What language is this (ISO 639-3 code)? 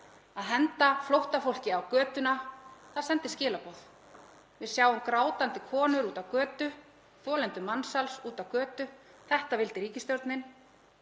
isl